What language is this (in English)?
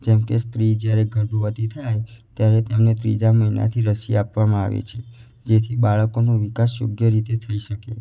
Gujarati